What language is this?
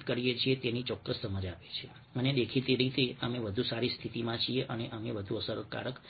Gujarati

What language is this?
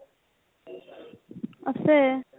Assamese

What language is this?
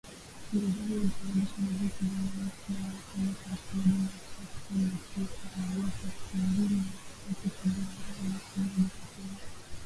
Swahili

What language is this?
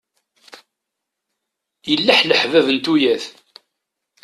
Kabyle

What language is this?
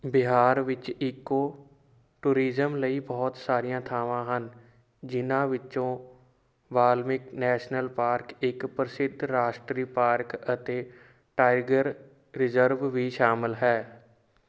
Punjabi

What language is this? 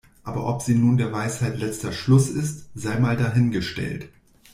German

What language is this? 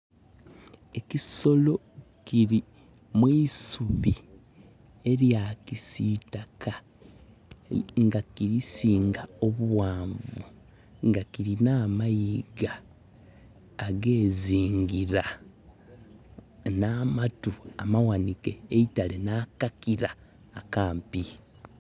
Soga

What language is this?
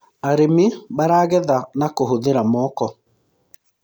Kikuyu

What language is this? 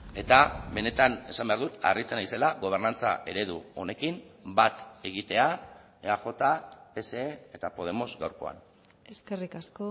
Basque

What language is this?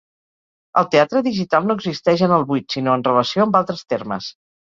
Catalan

